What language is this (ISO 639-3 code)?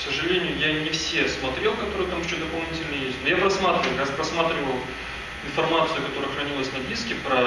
rus